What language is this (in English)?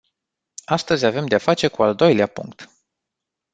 Romanian